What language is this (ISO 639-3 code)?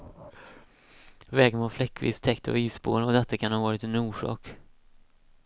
swe